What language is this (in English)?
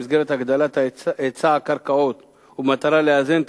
Hebrew